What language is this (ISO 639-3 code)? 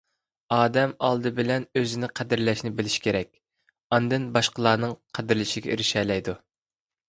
uig